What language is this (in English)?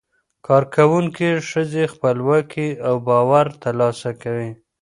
Pashto